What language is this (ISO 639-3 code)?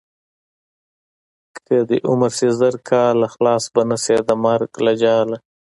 pus